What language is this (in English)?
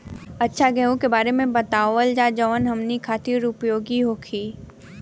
Bhojpuri